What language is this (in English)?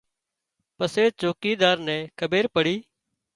Wadiyara Koli